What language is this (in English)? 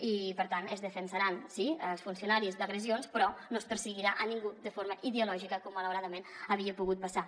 Catalan